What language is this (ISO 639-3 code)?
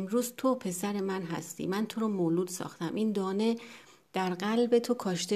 fas